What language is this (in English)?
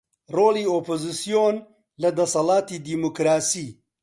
Central Kurdish